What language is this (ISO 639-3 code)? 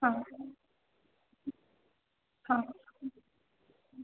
mai